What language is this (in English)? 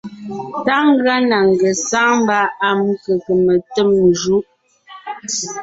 Ngiemboon